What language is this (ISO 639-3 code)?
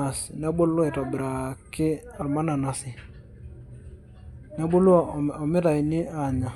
mas